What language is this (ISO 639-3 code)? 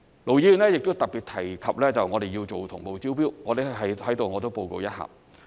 yue